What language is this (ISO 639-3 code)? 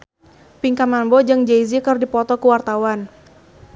sun